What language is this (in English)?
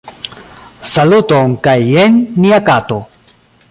Esperanto